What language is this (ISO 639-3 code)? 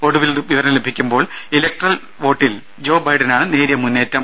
mal